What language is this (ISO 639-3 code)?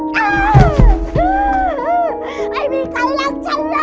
tha